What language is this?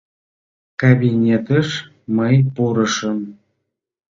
Mari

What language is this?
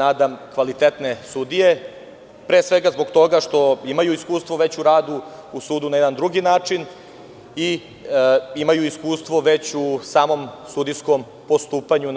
Serbian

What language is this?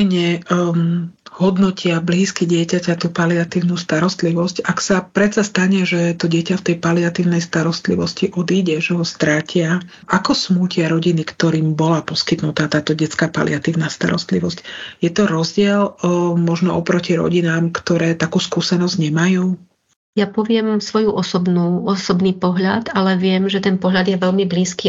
Slovak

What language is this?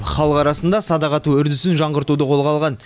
Kazakh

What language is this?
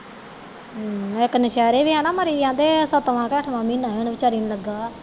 Punjabi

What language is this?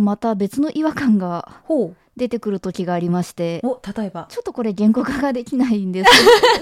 Japanese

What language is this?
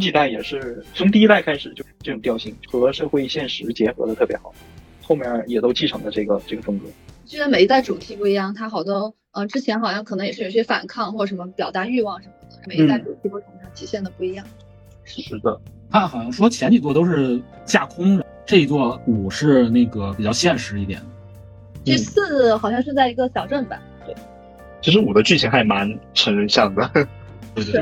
Chinese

